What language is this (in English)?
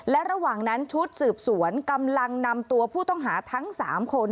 Thai